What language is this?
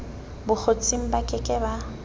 Southern Sotho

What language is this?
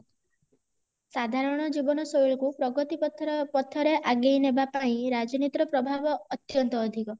Odia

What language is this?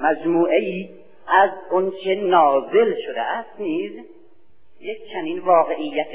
Persian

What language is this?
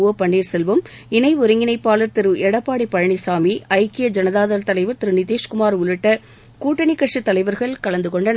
Tamil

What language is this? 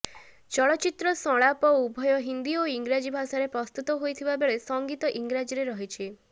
Odia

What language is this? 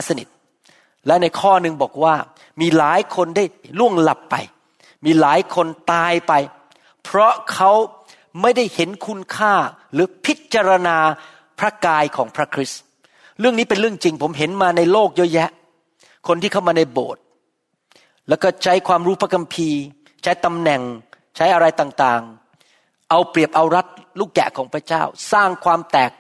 Thai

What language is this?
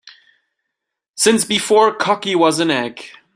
English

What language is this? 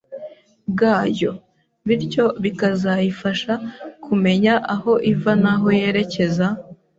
Kinyarwanda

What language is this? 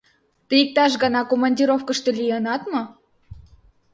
Mari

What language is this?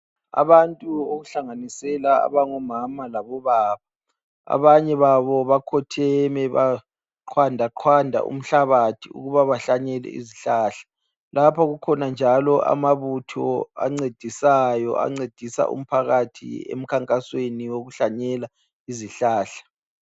North Ndebele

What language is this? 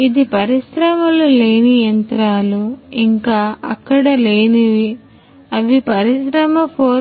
Telugu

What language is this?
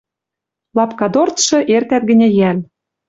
Western Mari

